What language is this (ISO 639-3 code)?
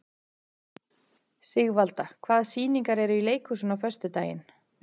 isl